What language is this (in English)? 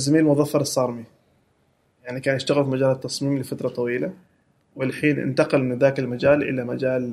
Arabic